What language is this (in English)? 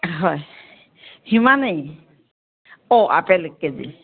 Assamese